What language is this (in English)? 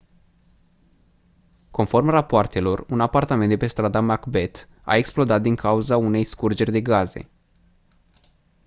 Romanian